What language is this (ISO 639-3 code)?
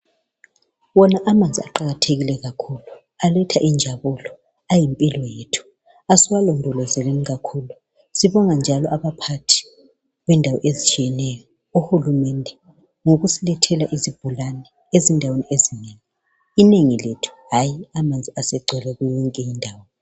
nde